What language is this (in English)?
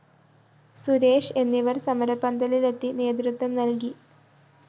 Malayalam